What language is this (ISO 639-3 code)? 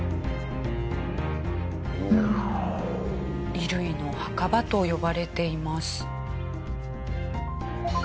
jpn